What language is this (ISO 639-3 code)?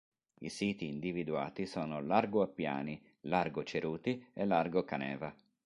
ita